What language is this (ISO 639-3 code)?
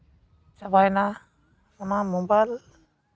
sat